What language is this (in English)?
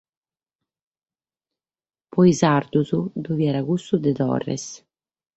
Sardinian